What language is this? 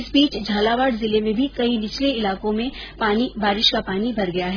Hindi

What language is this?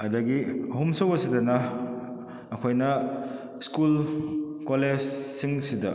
Manipuri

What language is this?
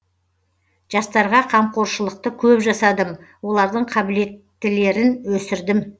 Kazakh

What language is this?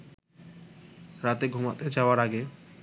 Bangla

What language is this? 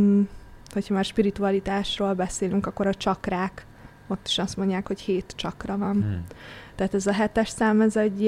Hungarian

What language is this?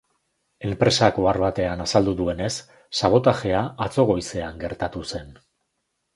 Basque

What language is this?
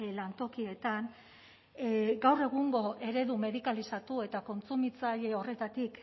Basque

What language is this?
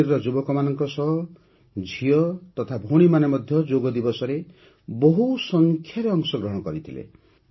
Odia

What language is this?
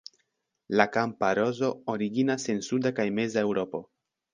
Esperanto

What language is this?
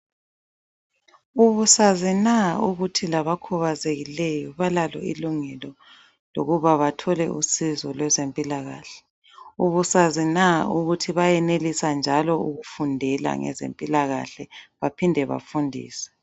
North Ndebele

